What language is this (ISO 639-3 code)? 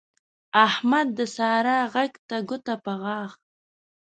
pus